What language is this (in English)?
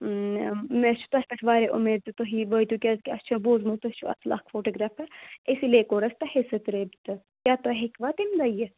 Kashmiri